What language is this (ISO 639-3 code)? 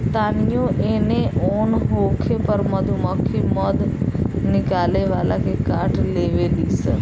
bho